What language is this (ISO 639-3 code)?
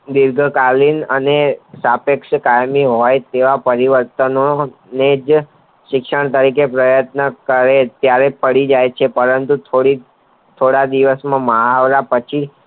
guj